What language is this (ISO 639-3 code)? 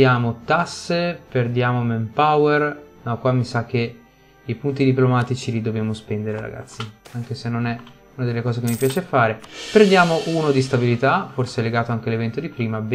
ita